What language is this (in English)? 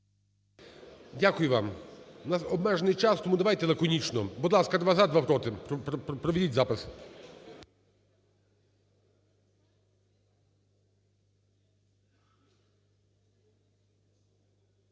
Ukrainian